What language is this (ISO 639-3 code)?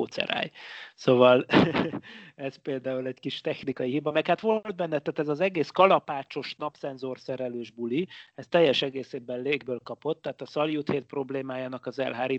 hun